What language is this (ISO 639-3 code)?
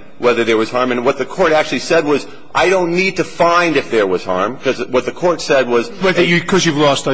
eng